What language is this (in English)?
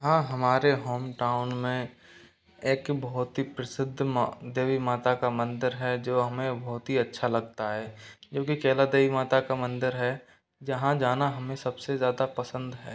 Hindi